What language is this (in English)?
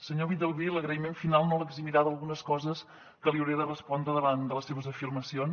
Catalan